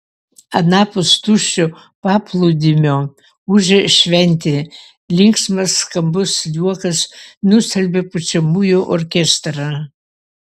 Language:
Lithuanian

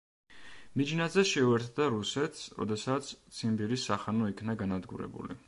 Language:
Georgian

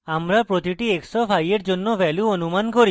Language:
Bangla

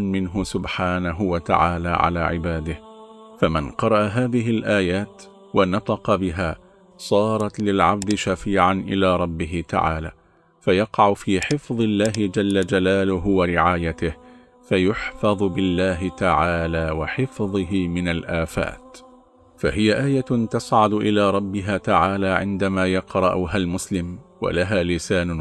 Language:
Arabic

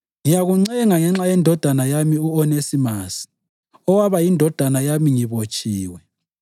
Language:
North Ndebele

